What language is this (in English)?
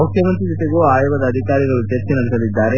Kannada